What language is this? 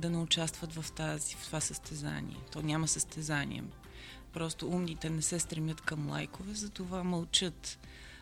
Bulgarian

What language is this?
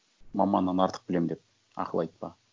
Kazakh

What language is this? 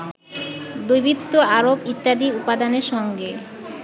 Bangla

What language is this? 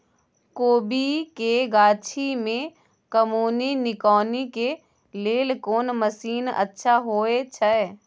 Maithili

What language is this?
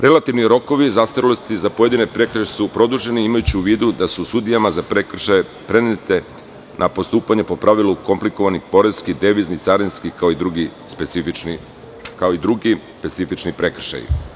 Serbian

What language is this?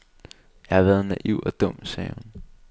Danish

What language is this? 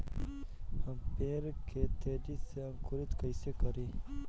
Bhojpuri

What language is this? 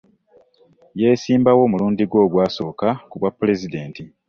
Ganda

